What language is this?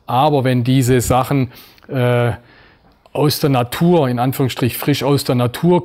German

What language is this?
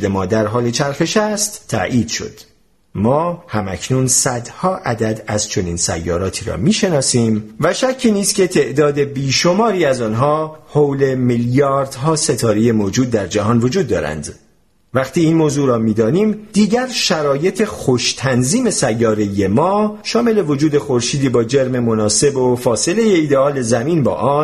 Persian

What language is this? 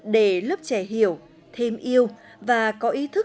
Vietnamese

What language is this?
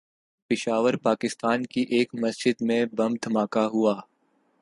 Urdu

